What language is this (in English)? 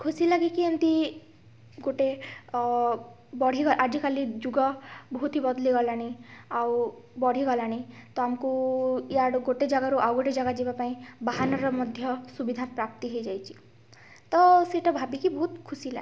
Odia